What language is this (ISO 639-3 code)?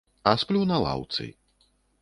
bel